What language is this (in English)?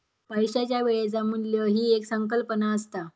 Marathi